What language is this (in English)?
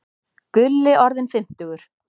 Icelandic